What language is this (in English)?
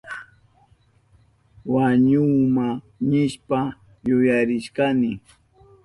Southern Pastaza Quechua